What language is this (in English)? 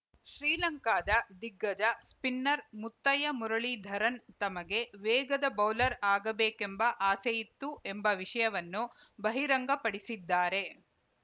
Kannada